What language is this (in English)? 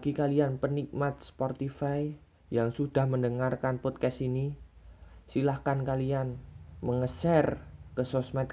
Indonesian